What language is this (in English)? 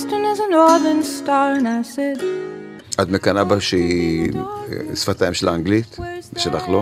Hebrew